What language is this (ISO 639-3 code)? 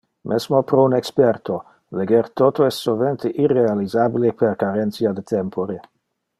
ina